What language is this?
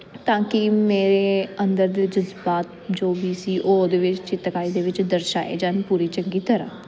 Punjabi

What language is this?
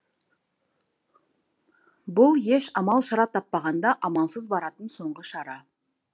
Kazakh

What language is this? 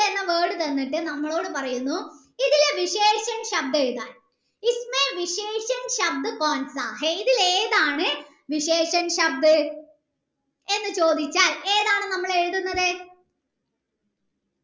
Malayalam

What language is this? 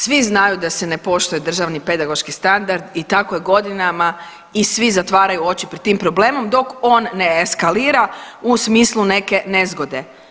Croatian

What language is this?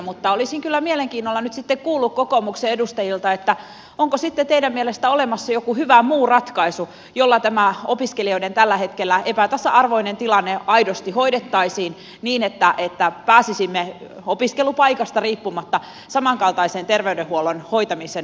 Finnish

